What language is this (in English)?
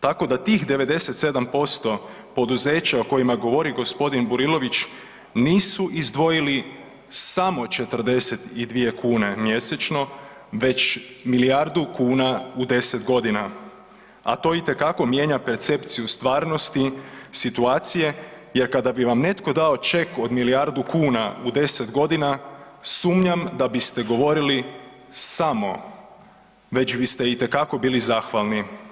Croatian